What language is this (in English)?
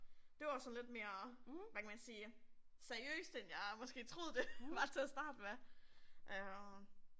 Danish